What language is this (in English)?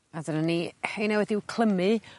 Welsh